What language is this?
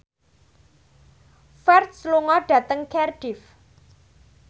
Javanese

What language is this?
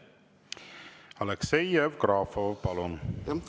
Estonian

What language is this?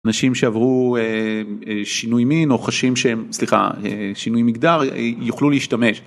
Hebrew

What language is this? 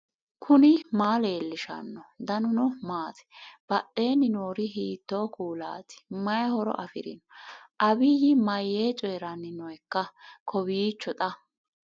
Sidamo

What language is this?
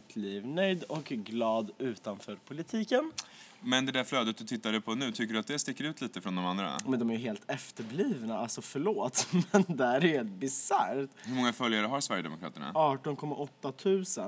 Swedish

